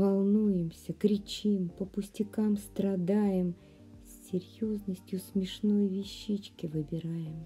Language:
Russian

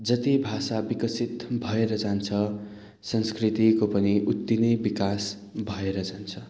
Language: Nepali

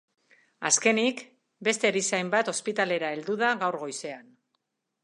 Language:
Basque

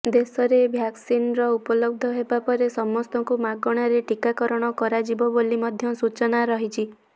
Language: Odia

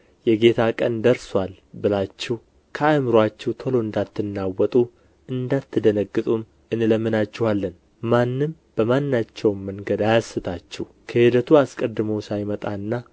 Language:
Amharic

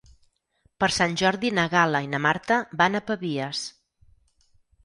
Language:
Catalan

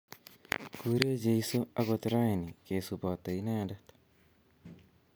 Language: Kalenjin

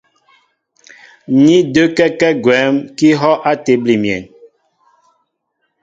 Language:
Mbo (Cameroon)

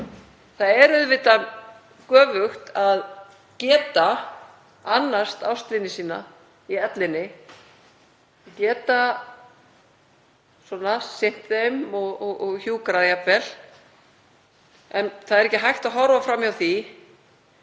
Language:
Icelandic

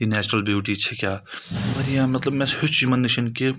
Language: Kashmiri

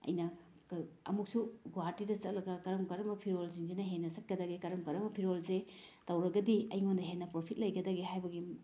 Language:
Manipuri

